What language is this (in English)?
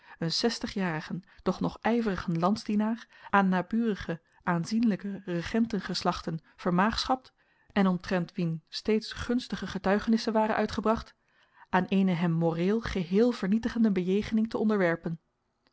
Dutch